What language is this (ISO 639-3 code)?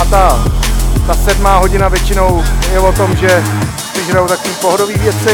ces